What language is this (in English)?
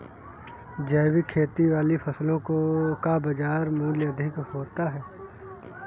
Hindi